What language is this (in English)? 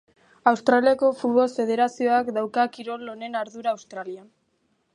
Basque